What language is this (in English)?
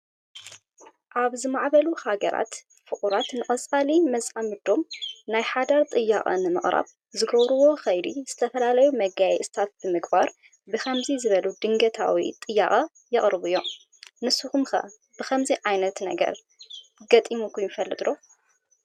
Tigrinya